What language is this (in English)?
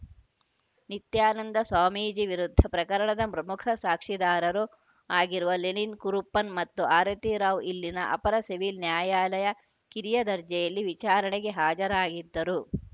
Kannada